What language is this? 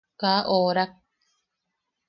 Yaqui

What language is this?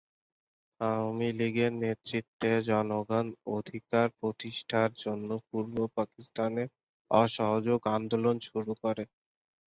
Bangla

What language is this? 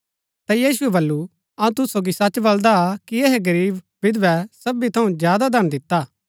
Gaddi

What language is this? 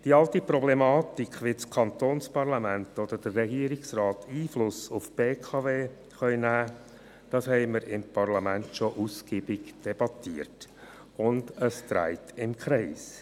Swiss German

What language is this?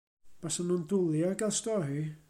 Welsh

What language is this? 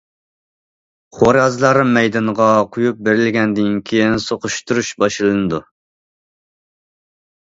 Uyghur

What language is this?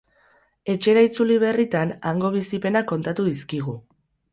Basque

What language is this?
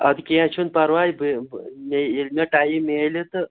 Kashmiri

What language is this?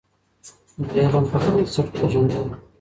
Pashto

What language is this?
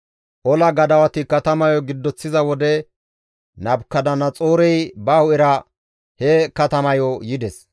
Gamo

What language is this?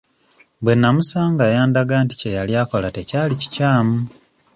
Ganda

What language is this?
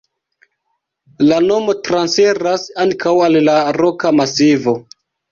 Esperanto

